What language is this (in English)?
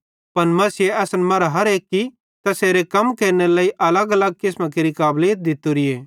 Bhadrawahi